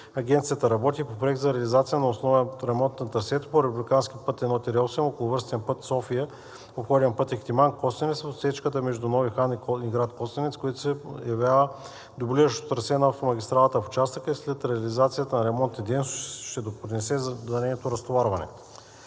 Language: Bulgarian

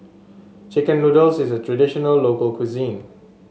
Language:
English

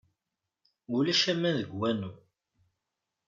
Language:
Kabyle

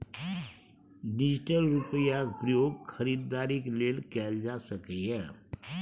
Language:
Maithili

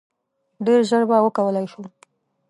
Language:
Pashto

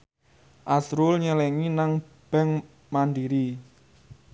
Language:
Javanese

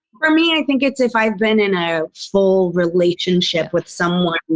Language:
English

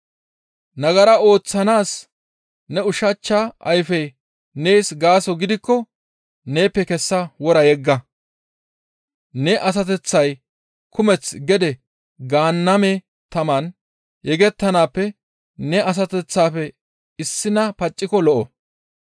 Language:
Gamo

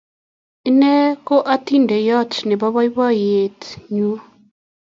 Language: Kalenjin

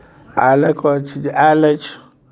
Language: Maithili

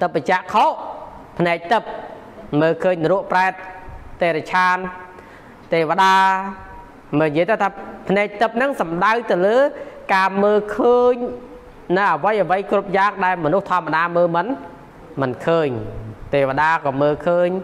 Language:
Thai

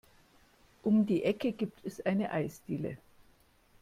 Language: German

